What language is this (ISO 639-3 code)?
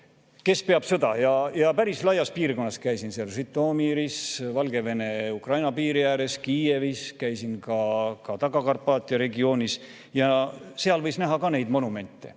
est